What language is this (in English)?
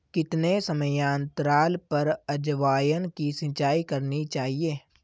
Hindi